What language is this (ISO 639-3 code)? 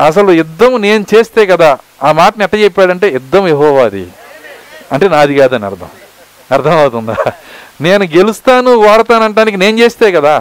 tel